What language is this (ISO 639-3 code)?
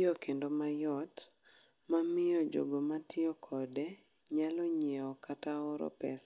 luo